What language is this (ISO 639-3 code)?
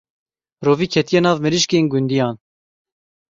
kur